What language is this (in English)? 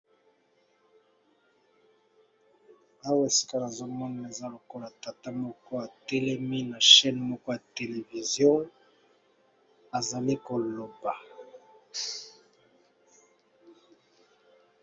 Lingala